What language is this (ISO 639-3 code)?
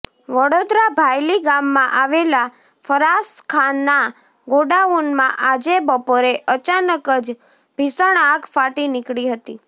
guj